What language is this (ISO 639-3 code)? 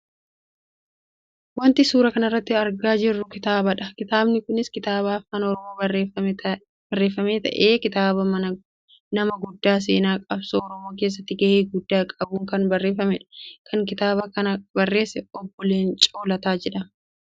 orm